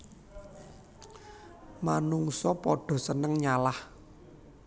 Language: Javanese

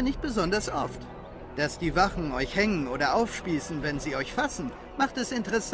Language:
German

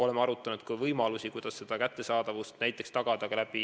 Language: Estonian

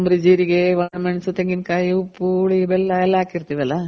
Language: Kannada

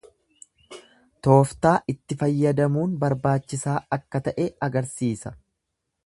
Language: Oromo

